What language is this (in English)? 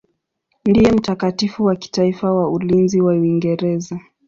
Swahili